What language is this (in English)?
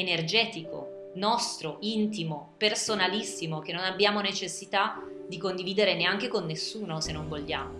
Italian